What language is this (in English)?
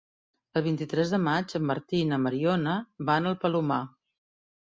Catalan